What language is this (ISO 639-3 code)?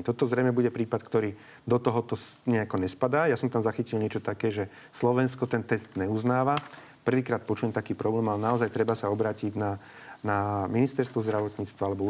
slk